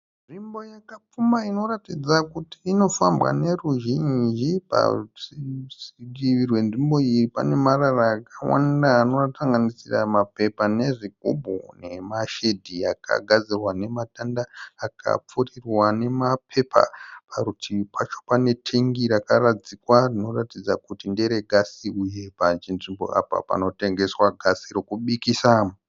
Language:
Shona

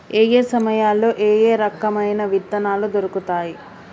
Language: Telugu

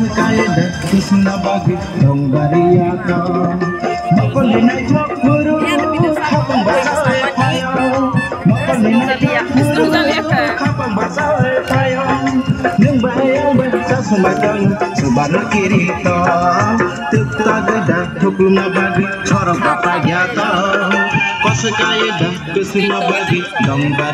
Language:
Thai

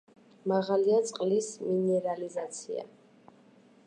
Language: Georgian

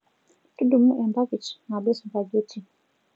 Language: Masai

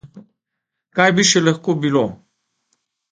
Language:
Slovenian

